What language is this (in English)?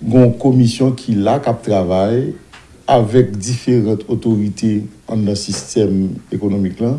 French